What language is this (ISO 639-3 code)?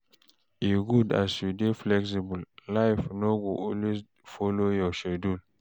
pcm